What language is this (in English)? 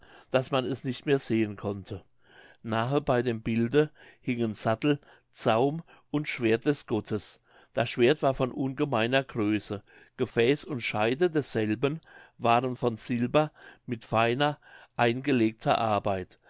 German